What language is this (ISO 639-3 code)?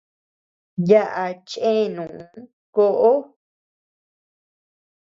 cux